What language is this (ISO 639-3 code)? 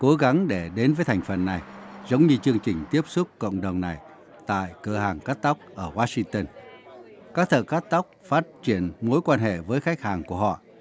vie